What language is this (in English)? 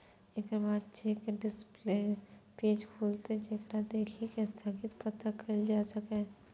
Maithili